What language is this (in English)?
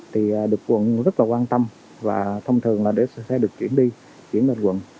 Vietnamese